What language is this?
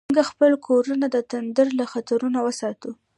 Pashto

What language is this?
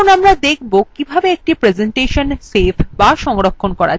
Bangla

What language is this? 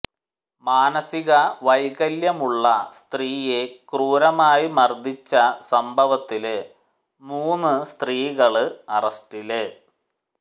Malayalam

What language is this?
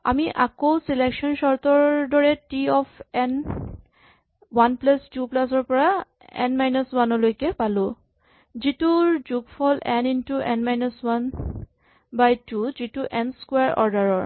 Assamese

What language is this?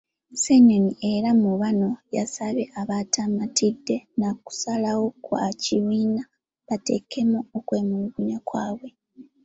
Ganda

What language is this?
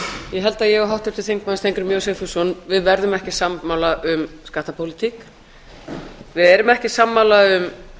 Icelandic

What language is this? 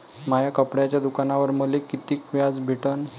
Marathi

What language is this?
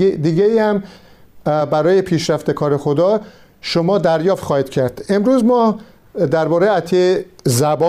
Persian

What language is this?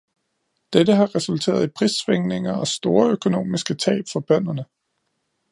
Danish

